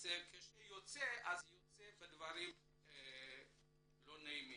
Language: Hebrew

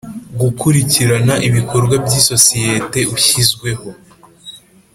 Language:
Kinyarwanda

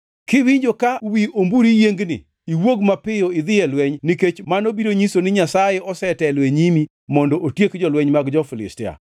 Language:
Luo (Kenya and Tanzania)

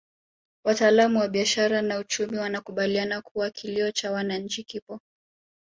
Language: Swahili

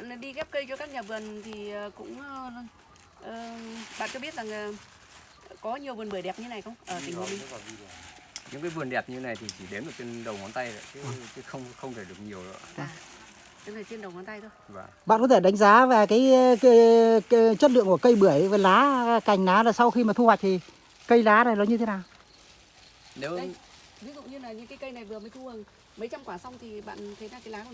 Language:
Vietnamese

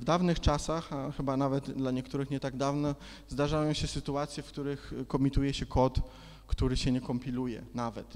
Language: Polish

